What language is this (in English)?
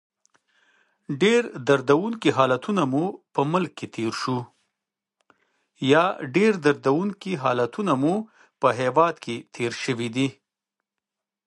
Pashto